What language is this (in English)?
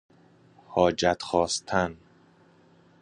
Persian